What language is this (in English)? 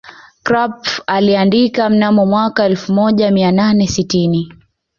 Swahili